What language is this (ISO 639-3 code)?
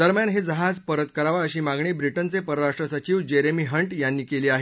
mar